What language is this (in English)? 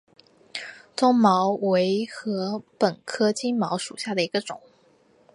Chinese